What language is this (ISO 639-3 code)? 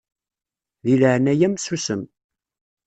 kab